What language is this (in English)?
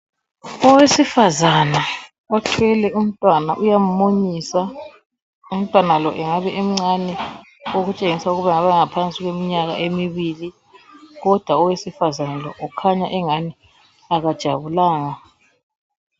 North Ndebele